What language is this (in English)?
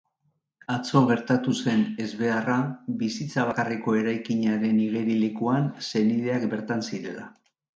Basque